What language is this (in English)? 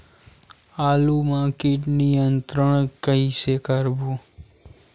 Chhattisgarhi